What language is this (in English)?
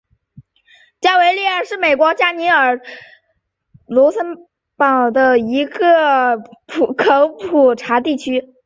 Chinese